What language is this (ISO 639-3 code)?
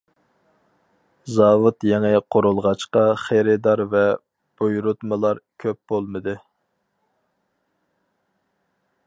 uig